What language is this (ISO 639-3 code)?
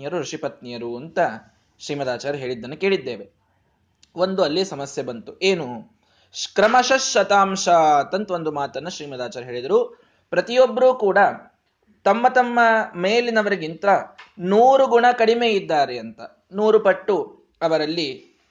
kan